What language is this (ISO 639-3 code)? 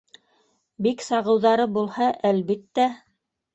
bak